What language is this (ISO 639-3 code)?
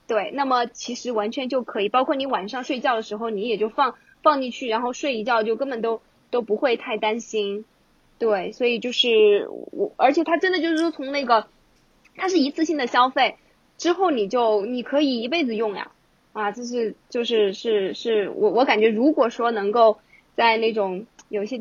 zho